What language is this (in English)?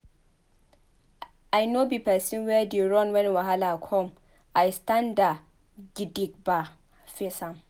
Nigerian Pidgin